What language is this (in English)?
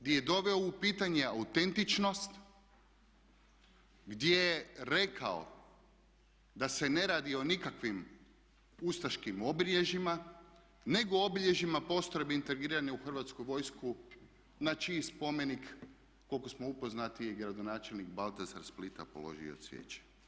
Croatian